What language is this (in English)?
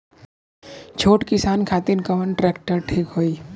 Bhojpuri